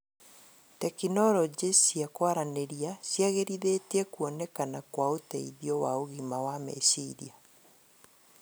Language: Kikuyu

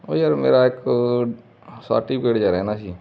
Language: Punjabi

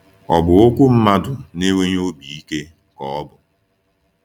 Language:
Igbo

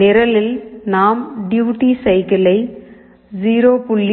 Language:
Tamil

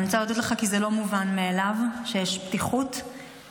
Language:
Hebrew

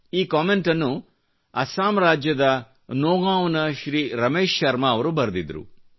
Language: Kannada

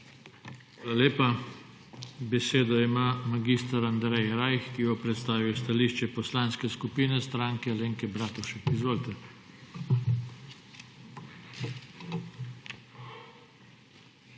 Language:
Slovenian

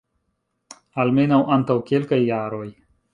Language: Esperanto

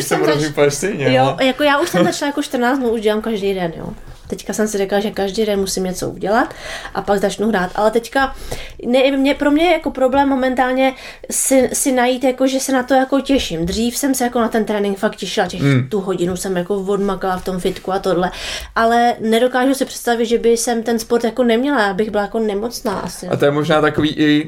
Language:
Czech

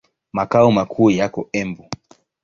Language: Swahili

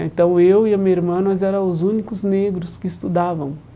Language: Portuguese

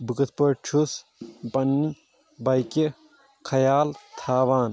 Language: Kashmiri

